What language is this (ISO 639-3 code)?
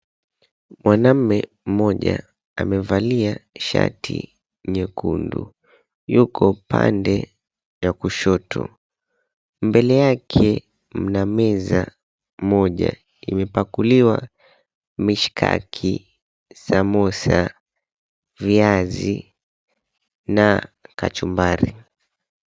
swa